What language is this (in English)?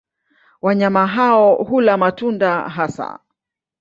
Swahili